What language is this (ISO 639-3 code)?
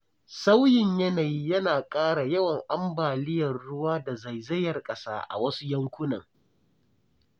hau